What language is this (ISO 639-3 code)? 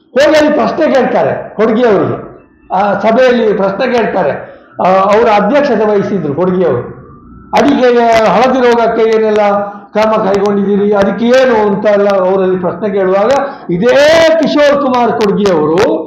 kan